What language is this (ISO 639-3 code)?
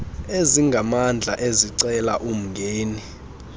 xho